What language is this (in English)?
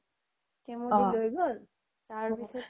Assamese